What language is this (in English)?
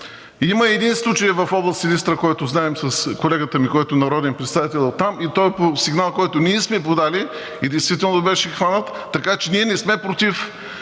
Bulgarian